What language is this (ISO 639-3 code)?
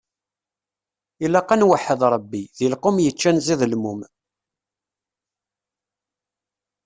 kab